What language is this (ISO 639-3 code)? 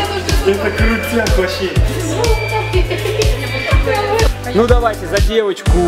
rus